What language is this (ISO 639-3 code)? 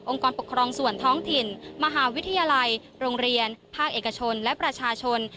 tha